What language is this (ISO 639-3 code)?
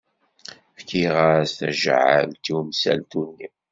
kab